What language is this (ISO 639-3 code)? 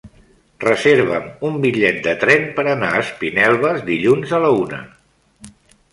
cat